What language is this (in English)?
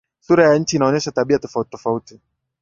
Swahili